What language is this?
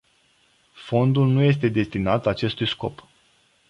Romanian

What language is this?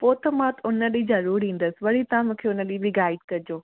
Sindhi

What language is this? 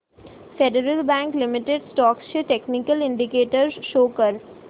Marathi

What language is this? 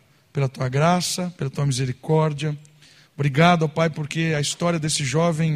Portuguese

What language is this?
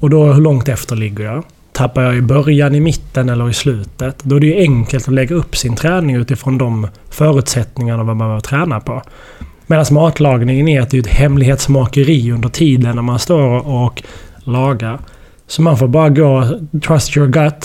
Swedish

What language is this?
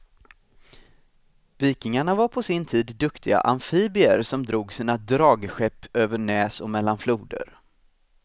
Swedish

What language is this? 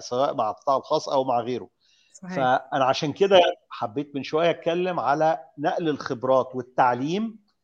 Arabic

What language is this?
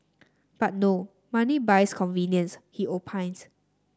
English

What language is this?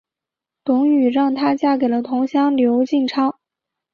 Chinese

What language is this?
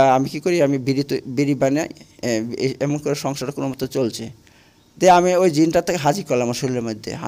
Bangla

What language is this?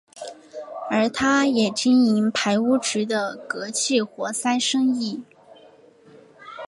Chinese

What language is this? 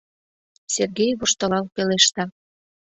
Mari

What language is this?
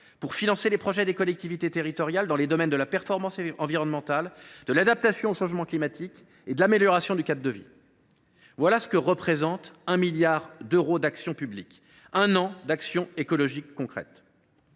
French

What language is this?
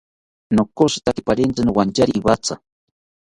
South Ucayali Ashéninka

